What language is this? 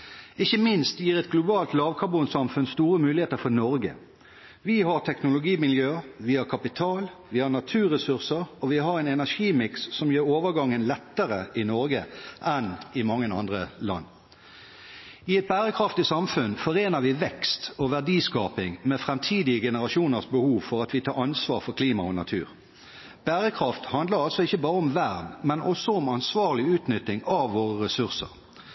Norwegian Bokmål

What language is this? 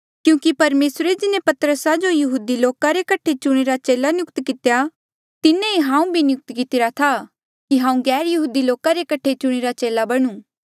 Mandeali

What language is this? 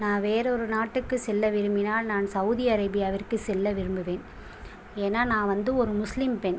Tamil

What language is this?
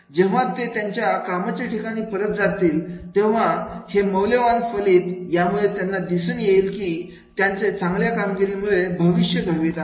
Marathi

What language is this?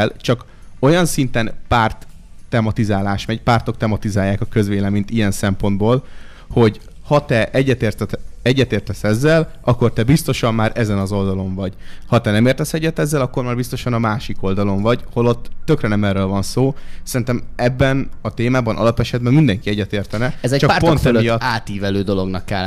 Hungarian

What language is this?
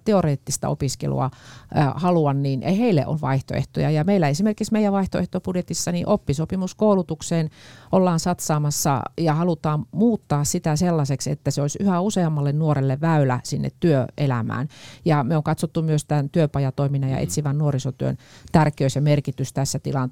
Finnish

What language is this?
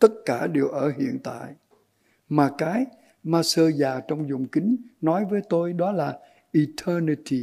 Vietnamese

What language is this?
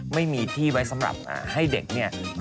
Thai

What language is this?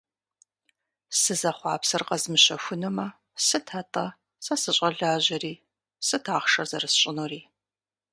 Kabardian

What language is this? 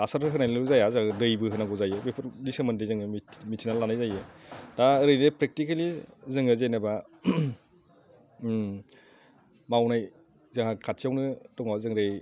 Bodo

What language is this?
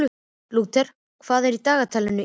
Icelandic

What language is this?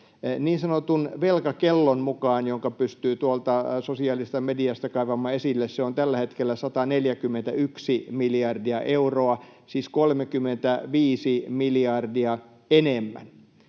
Finnish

